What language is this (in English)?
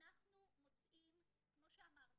Hebrew